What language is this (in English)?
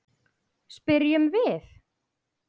Icelandic